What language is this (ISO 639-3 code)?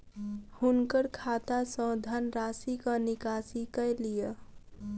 mai